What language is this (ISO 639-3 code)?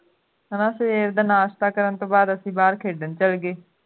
pan